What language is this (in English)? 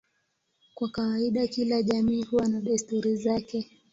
Swahili